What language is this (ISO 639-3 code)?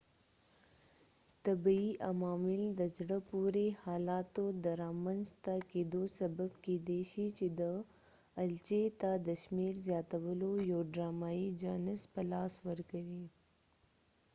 pus